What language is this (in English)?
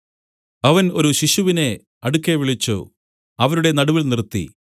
Malayalam